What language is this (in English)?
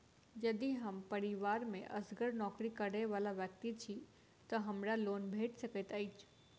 Maithili